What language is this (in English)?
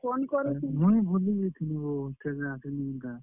Odia